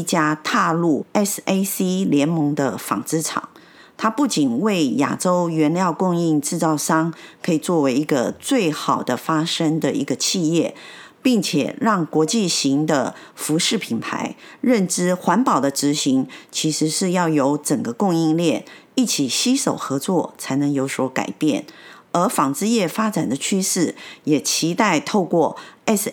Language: Chinese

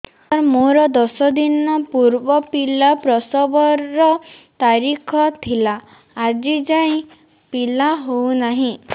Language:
Odia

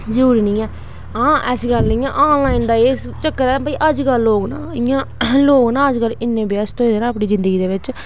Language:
Dogri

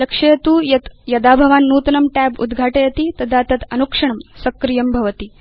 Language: Sanskrit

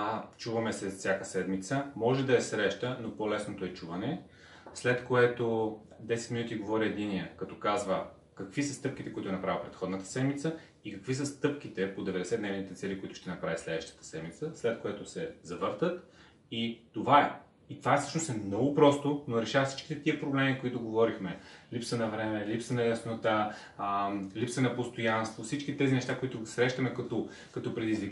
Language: Bulgarian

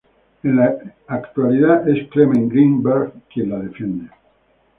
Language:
Spanish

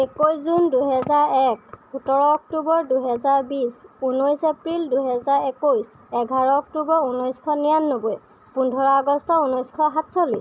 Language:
Assamese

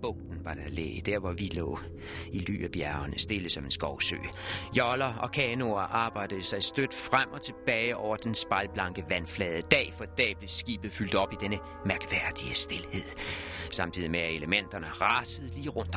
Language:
Danish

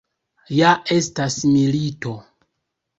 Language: Esperanto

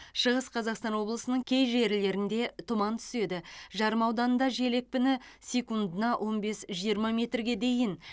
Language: Kazakh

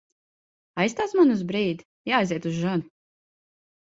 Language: Latvian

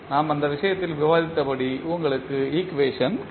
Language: Tamil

